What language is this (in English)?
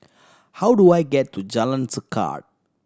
English